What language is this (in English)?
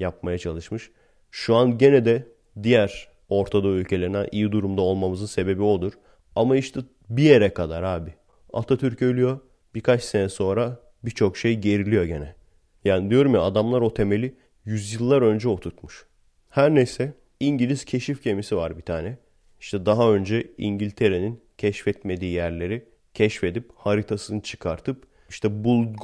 Turkish